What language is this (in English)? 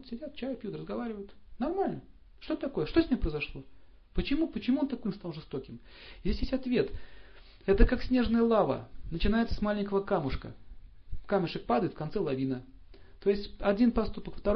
Russian